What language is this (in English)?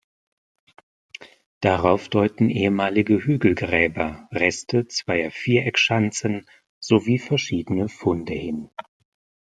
German